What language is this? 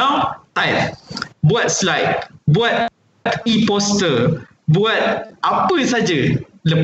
Malay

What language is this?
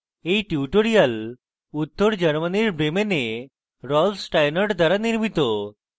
Bangla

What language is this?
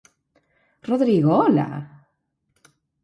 Galician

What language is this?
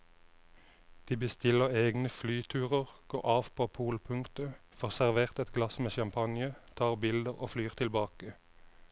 Norwegian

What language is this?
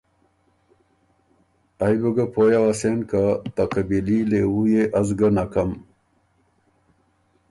Ormuri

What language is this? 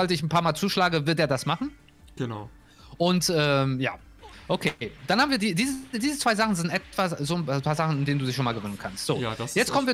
German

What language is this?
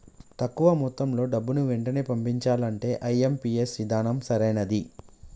Telugu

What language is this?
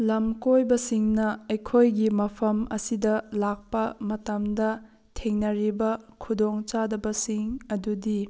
Manipuri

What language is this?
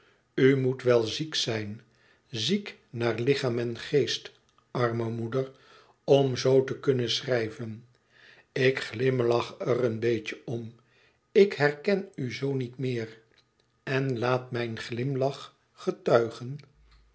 Dutch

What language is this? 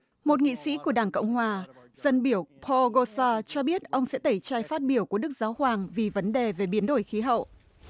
Vietnamese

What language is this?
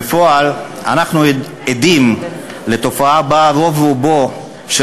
Hebrew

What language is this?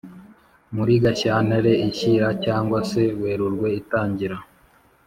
Kinyarwanda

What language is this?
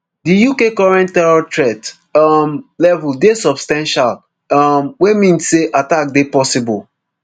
Nigerian Pidgin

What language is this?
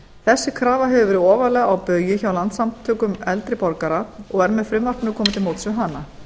Icelandic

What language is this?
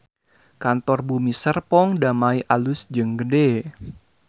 Sundanese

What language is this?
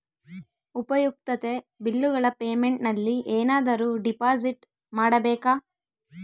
Kannada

